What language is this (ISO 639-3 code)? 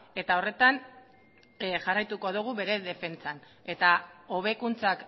eus